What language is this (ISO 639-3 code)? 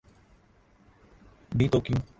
urd